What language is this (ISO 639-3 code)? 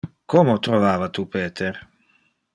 ina